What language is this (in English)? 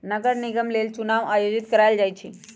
Magahi